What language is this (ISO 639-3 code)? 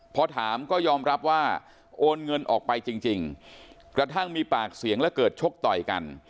tha